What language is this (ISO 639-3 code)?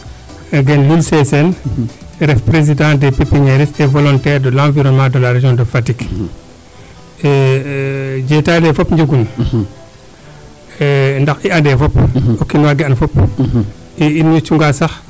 srr